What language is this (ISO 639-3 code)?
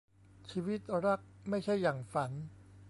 tha